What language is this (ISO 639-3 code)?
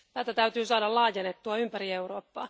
fin